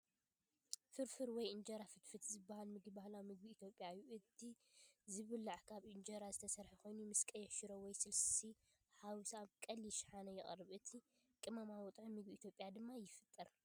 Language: Tigrinya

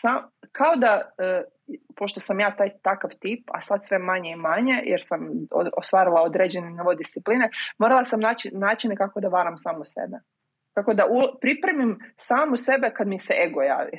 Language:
Croatian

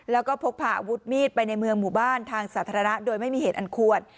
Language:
Thai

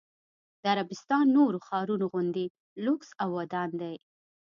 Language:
Pashto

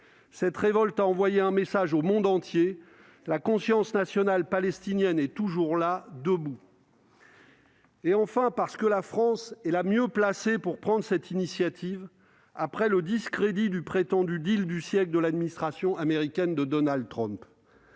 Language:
French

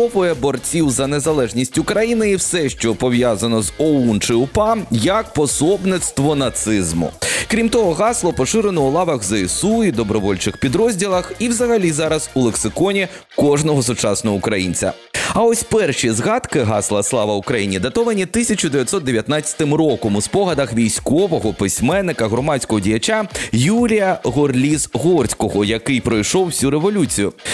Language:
Ukrainian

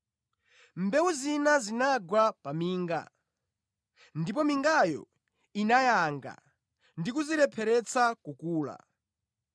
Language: Nyanja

